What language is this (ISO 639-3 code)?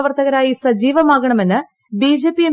mal